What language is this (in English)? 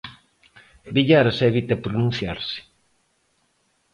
Galician